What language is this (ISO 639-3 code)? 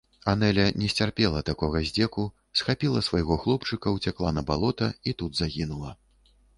bel